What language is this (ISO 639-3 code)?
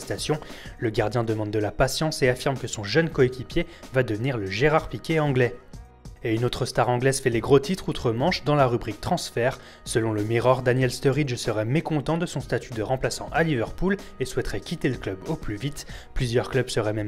fra